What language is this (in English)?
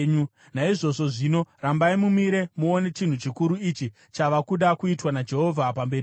Shona